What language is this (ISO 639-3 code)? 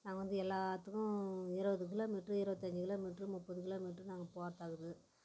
tam